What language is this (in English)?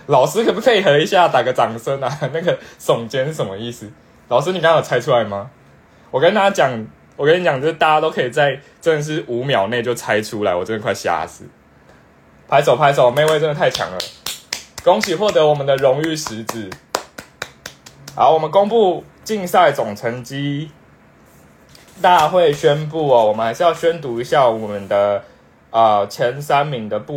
Chinese